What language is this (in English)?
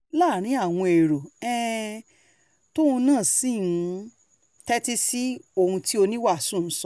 Yoruba